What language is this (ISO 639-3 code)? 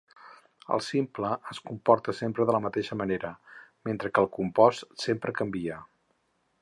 cat